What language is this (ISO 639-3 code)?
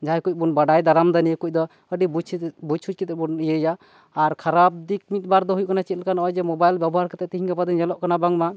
sat